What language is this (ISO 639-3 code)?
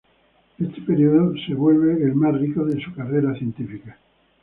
spa